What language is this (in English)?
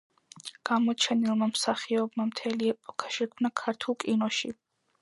Georgian